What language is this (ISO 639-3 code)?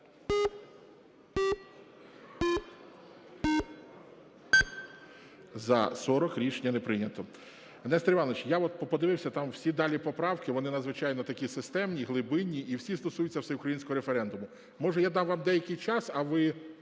ukr